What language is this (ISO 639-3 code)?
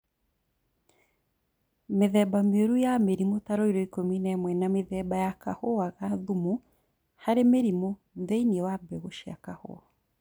kik